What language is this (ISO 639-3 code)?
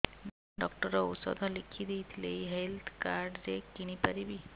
ori